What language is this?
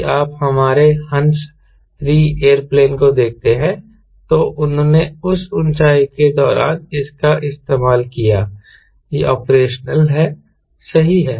Hindi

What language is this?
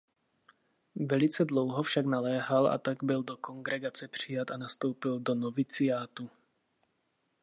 Czech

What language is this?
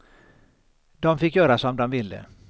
Swedish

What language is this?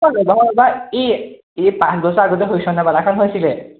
Assamese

